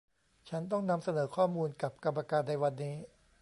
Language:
Thai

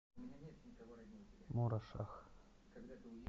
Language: Russian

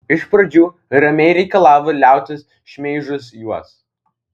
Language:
Lithuanian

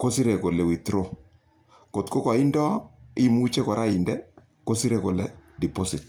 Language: Kalenjin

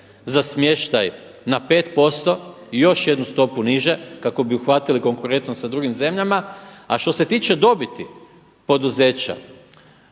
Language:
Croatian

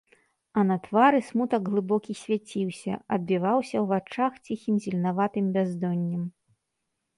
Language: Belarusian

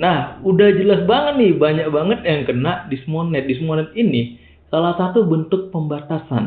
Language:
Indonesian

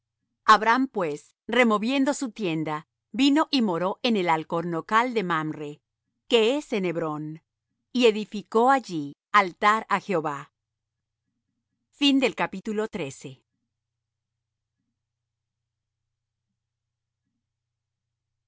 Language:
Spanish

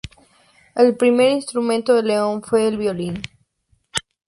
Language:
Spanish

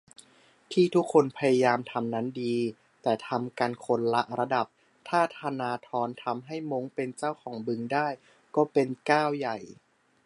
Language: Thai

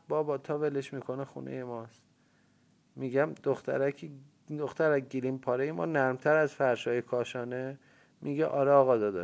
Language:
Persian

